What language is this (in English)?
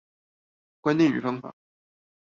Chinese